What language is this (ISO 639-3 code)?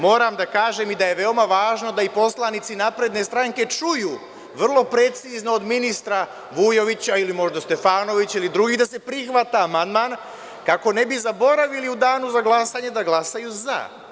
srp